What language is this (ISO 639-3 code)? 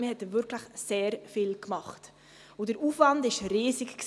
gsw